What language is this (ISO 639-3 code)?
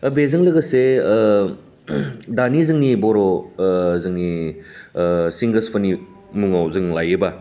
brx